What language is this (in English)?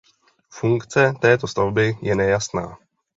Czech